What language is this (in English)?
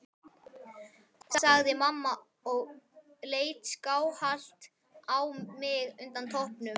Icelandic